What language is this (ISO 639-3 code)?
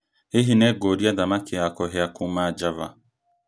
kik